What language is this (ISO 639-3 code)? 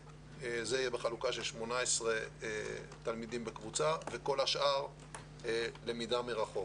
heb